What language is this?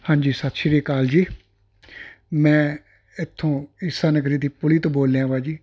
Punjabi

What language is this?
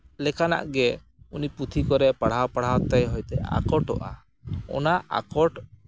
Santali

